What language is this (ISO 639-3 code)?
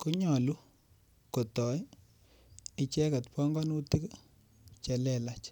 kln